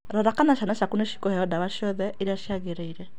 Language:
Kikuyu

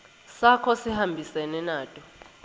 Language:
Swati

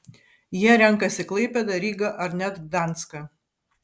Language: Lithuanian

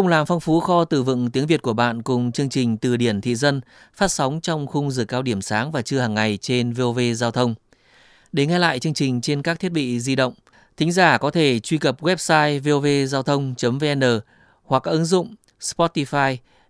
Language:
Vietnamese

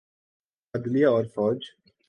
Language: Urdu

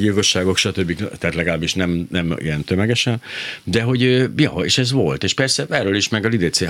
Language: Hungarian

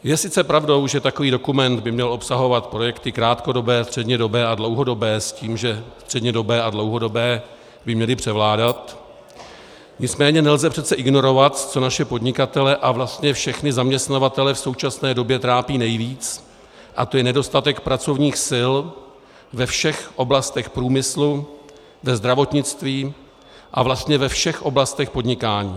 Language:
Czech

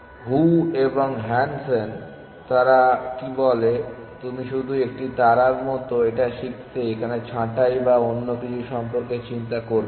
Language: Bangla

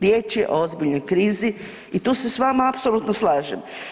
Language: Croatian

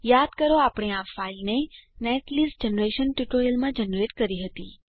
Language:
Gujarati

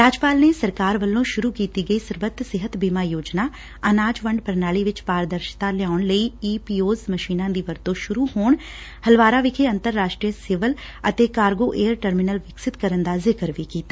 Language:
Punjabi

